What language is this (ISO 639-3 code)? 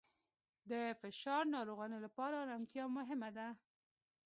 pus